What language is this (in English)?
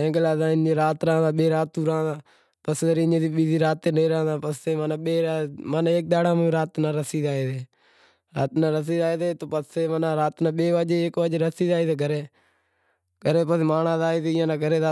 Wadiyara Koli